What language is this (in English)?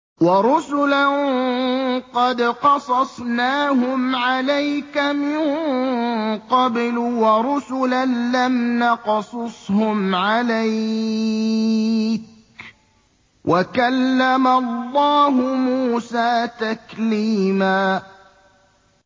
Arabic